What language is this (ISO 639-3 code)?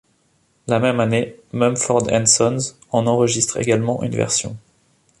fra